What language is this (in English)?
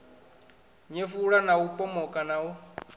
Venda